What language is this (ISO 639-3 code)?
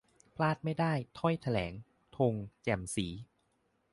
tha